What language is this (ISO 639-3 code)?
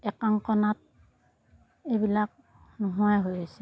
asm